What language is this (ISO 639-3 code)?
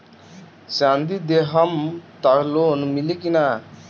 bho